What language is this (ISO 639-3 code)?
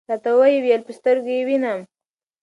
pus